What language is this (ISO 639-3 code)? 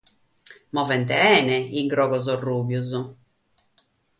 srd